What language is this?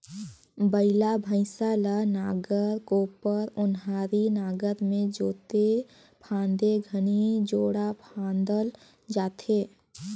Chhattisgarhi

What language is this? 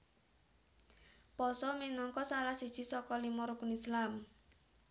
Javanese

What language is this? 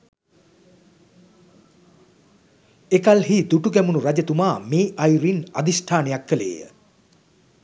Sinhala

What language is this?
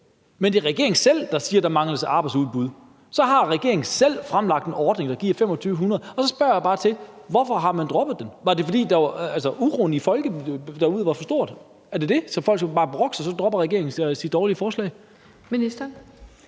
Danish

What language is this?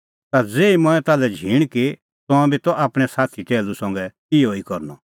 Kullu Pahari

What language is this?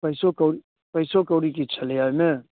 Maithili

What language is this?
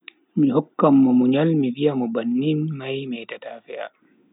Bagirmi Fulfulde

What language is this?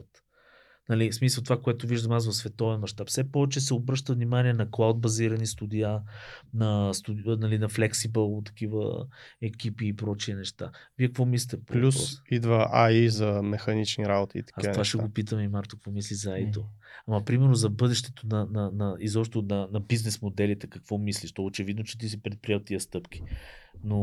Bulgarian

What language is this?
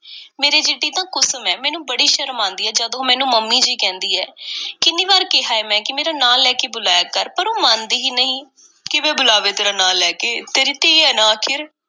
Punjabi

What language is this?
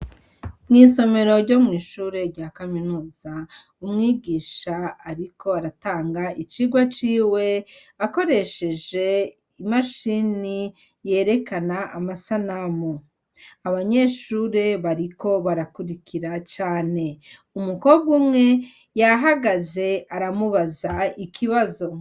Rundi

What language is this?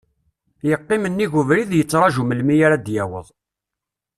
Kabyle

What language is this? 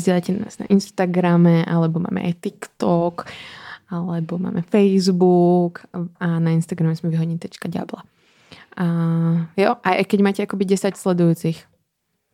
Czech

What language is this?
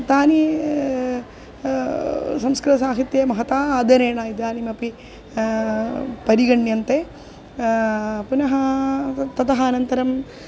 Sanskrit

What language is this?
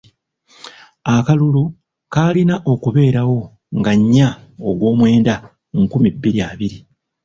Ganda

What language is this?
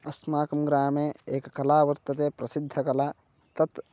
Sanskrit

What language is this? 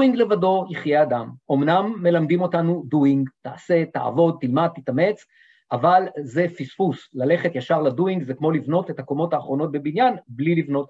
Hebrew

